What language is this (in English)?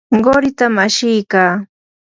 Yanahuanca Pasco Quechua